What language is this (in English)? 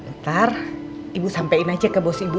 Indonesian